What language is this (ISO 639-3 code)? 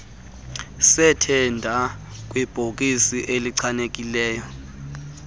xho